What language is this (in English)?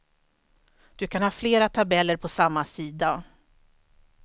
Swedish